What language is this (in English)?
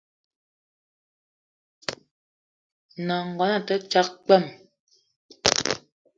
Eton (Cameroon)